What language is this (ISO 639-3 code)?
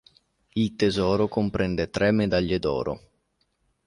ita